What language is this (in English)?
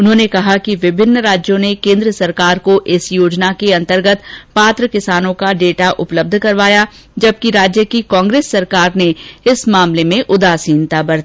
Hindi